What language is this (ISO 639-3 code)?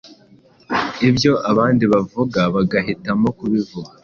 kin